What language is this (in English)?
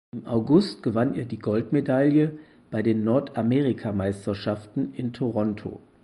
German